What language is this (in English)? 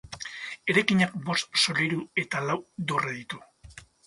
Basque